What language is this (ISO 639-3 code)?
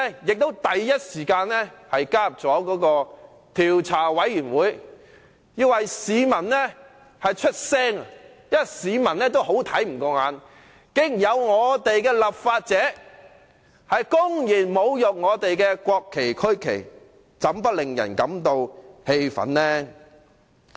yue